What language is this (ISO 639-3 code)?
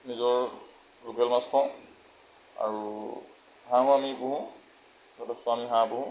asm